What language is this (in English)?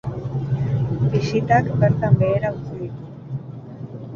Basque